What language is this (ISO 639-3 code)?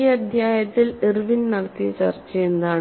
mal